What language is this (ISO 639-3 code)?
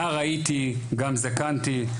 heb